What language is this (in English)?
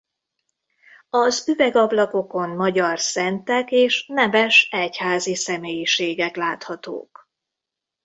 Hungarian